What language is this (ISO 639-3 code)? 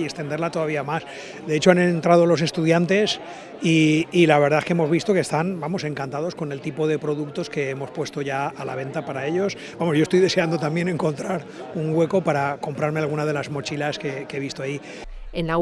spa